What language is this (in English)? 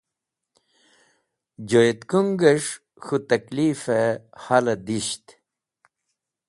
Wakhi